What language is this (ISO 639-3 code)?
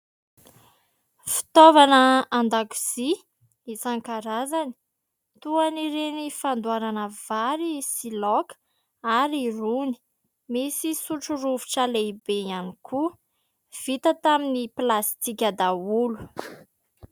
mlg